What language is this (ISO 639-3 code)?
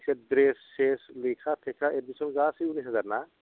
brx